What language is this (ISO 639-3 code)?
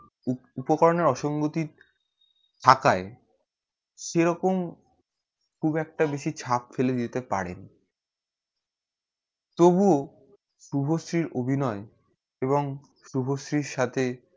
ben